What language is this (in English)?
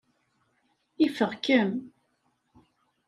Kabyle